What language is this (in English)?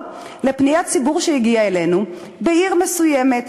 Hebrew